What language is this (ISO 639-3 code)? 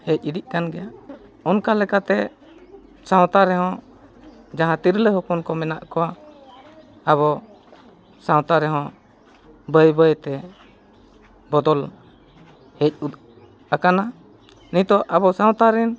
sat